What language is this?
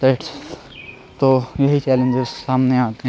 Urdu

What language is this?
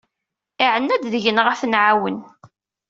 Kabyle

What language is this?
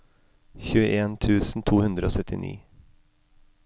Norwegian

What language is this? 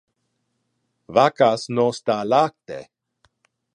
Interlingua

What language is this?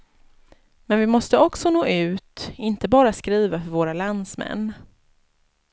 Swedish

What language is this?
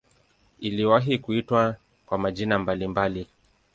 Swahili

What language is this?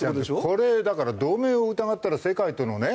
Japanese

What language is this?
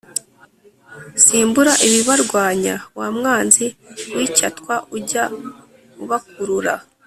Kinyarwanda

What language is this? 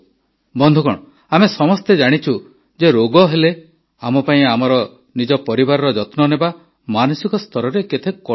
Odia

